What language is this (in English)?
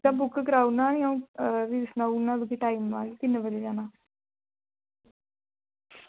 Dogri